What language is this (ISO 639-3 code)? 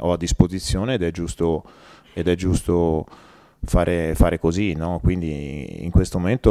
ita